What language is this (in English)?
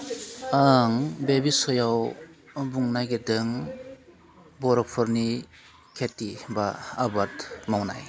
Bodo